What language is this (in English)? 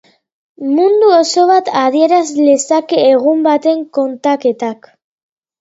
Basque